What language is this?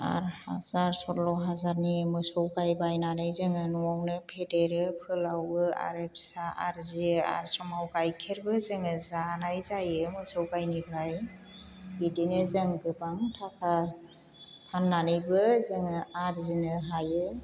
Bodo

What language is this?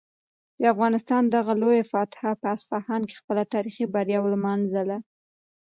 Pashto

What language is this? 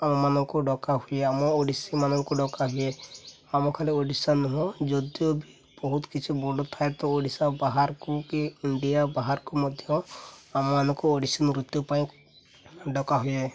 Odia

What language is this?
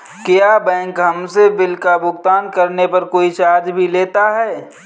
Hindi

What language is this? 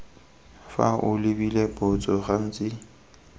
Tswana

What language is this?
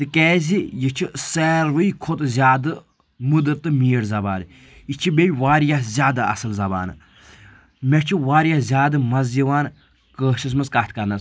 Kashmiri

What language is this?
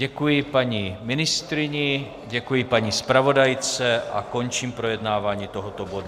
Czech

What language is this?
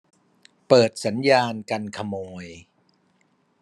Thai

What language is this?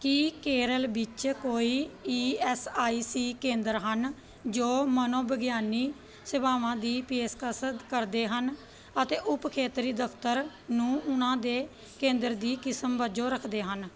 Punjabi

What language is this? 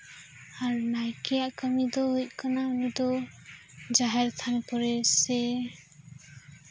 Santali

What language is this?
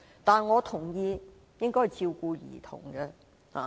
Cantonese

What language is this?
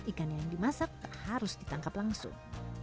Indonesian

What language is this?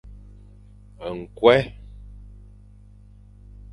Fang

